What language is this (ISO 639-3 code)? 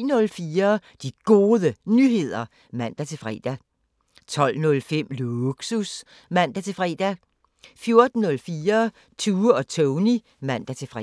dan